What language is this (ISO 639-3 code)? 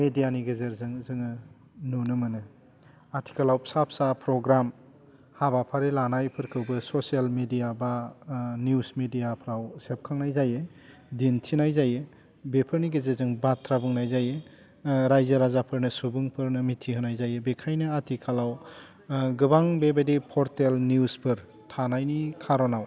brx